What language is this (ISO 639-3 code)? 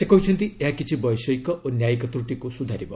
ori